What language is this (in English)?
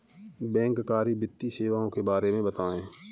Hindi